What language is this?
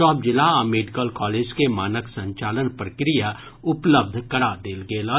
Maithili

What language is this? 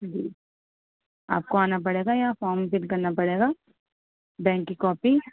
Urdu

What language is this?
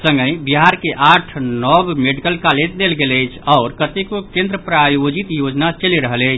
Maithili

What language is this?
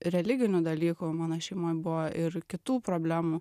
Lithuanian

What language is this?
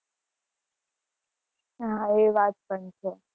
Gujarati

